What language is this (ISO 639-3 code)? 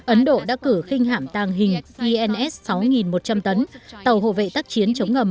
vie